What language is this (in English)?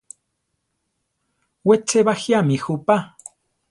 Central Tarahumara